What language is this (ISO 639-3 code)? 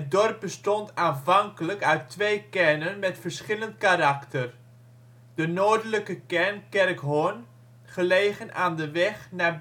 nld